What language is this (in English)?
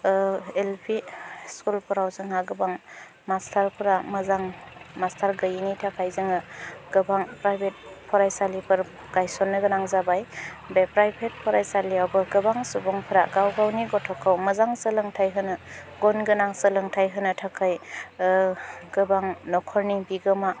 Bodo